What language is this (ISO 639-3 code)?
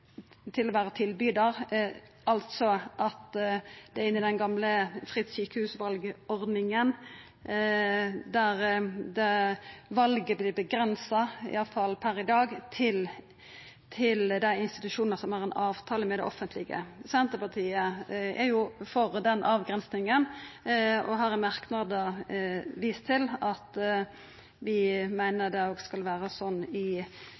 nno